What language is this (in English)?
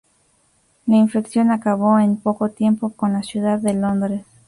Spanish